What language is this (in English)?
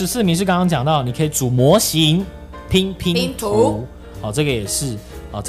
Chinese